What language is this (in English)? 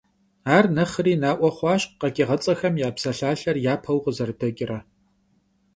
Kabardian